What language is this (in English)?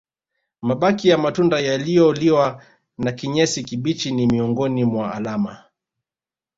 Swahili